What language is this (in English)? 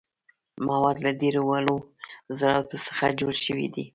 Pashto